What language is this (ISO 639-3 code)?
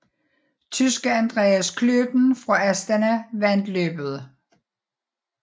dan